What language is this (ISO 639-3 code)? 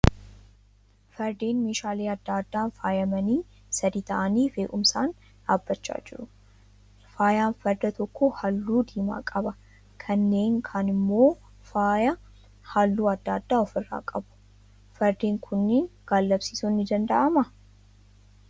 orm